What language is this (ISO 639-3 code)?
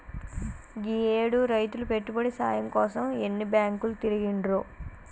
tel